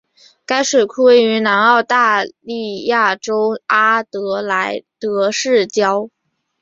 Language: Chinese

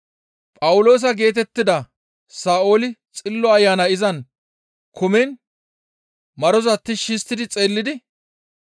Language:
Gamo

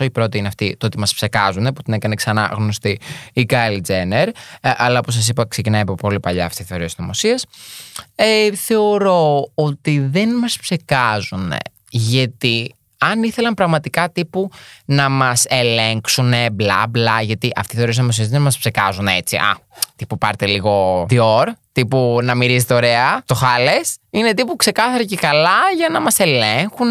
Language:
Greek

